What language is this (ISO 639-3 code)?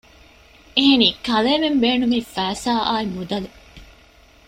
div